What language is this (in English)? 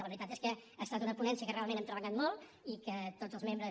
Catalan